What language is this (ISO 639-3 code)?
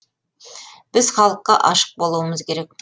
kaz